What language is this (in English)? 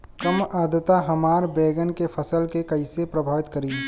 Bhojpuri